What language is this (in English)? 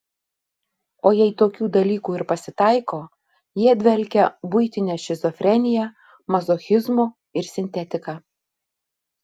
Lithuanian